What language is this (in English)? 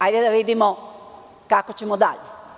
Serbian